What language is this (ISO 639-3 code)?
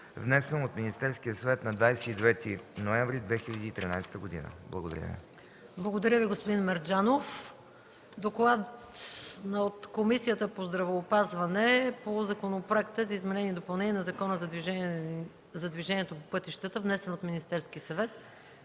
bul